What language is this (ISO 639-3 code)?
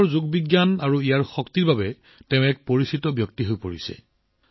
asm